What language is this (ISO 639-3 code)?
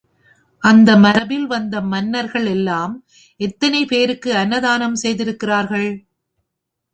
tam